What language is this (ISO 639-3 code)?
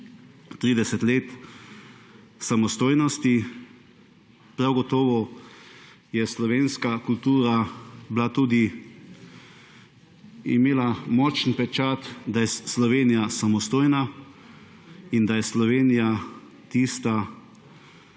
slv